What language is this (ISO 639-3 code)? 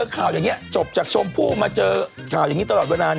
tha